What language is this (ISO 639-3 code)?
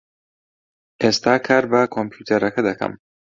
ckb